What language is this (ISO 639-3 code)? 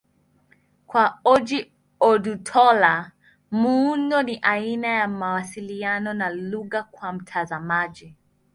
swa